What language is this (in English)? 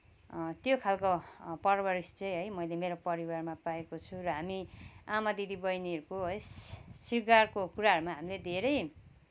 Nepali